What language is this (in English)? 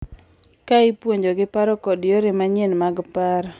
Luo (Kenya and Tanzania)